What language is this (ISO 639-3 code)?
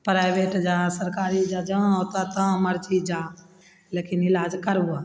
mai